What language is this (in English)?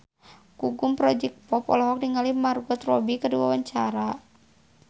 Sundanese